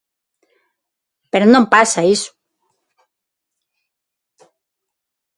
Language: Galician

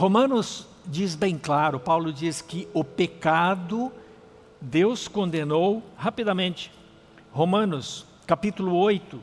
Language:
Portuguese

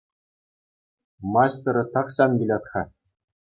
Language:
Chuvash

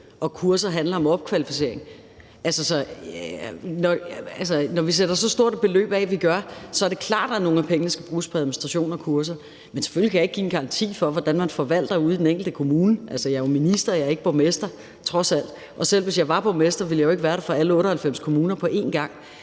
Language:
Danish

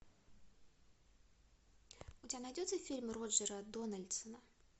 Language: Russian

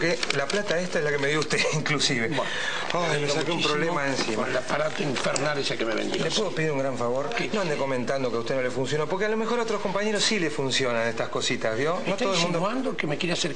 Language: Spanish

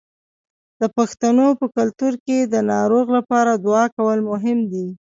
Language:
Pashto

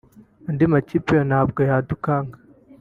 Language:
Kinyarwanda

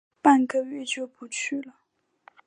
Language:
Chinese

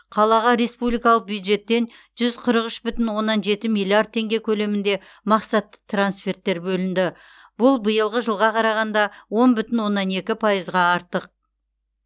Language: Kazakh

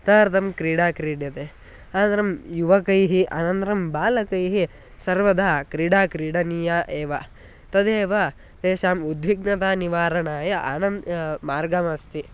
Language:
Sanskrit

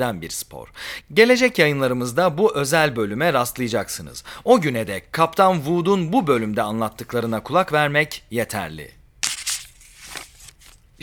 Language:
Turkish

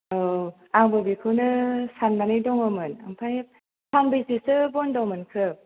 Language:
Bodo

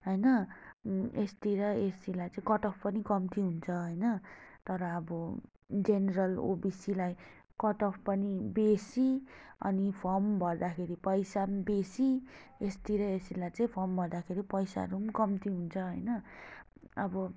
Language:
Nepali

